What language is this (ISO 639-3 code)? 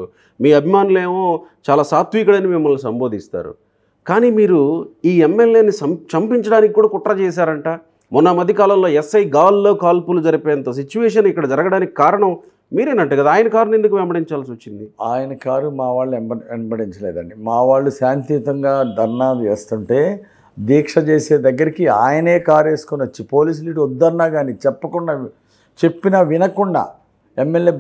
tel